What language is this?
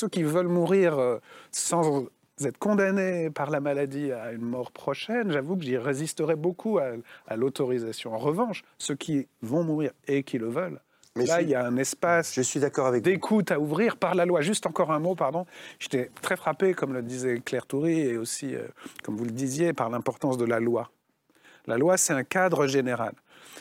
French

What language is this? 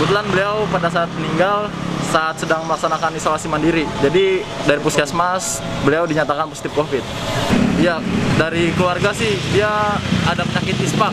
Indonesian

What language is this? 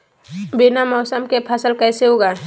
Magahi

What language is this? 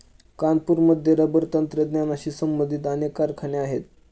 Marathi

